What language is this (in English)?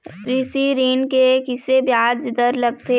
Chhattisgarhi